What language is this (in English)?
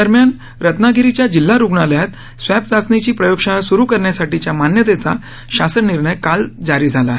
Marathi